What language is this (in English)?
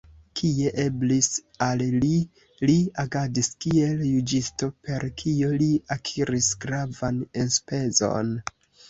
Esperanto